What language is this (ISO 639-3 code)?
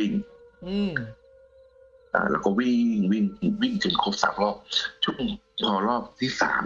tha